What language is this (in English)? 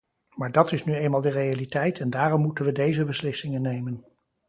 Dutch